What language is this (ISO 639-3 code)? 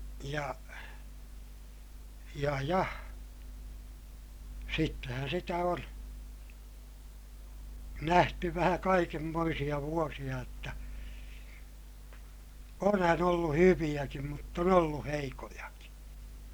fin